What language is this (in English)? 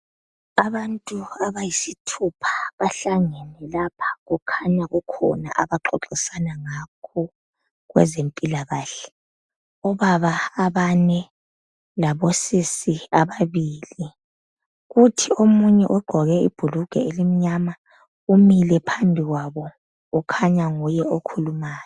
North Ndebele